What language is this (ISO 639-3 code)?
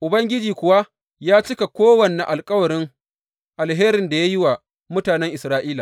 hau